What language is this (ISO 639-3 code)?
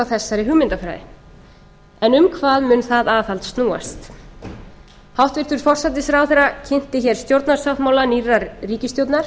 isl